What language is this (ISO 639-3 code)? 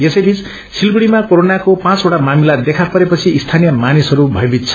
nep